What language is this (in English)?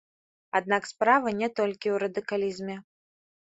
Belarusian